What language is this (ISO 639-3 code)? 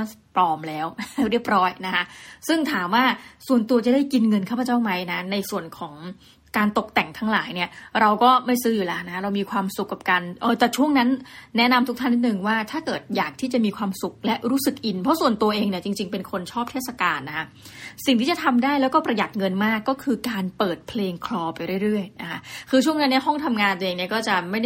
tha